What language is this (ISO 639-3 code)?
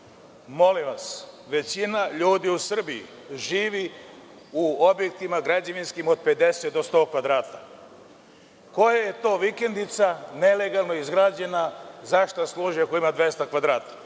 srp